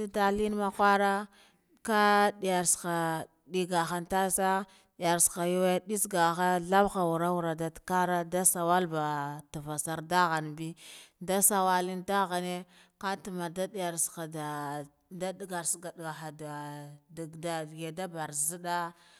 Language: Guduf-Gava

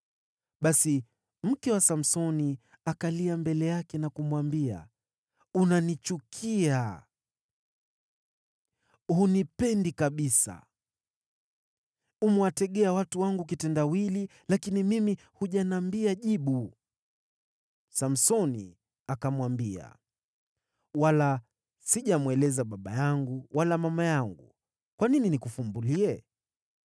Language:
Swahili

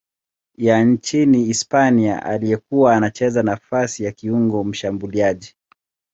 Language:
Swahili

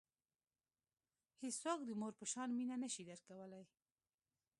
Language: Pashto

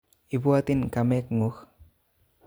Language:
Kalenjin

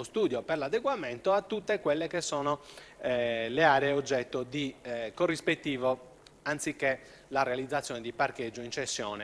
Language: Italian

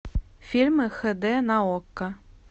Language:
Russian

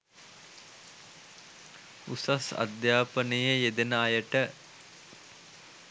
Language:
Sinhala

